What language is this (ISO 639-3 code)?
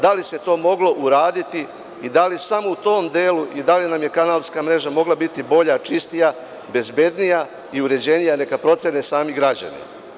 srp